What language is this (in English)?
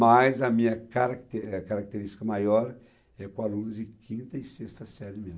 Portuguese